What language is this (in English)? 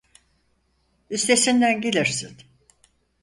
Turkish